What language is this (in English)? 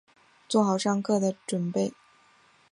Chinese